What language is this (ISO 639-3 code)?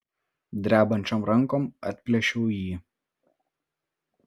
lit